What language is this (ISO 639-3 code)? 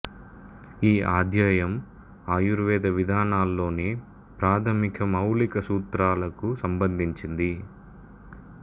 tel